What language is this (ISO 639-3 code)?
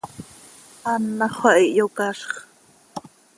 sei